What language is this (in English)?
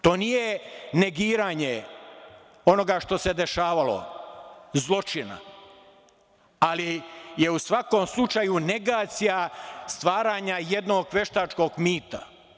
Serbian